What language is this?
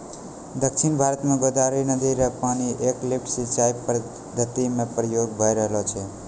Maithili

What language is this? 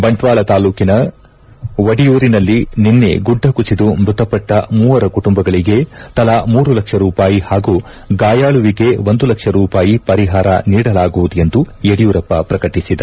Kannada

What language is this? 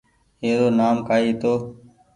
Goaria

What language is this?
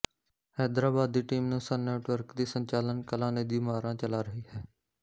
Punjabi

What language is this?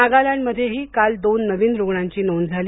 Marathi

